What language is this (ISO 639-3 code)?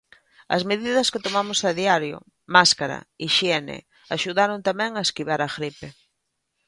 glg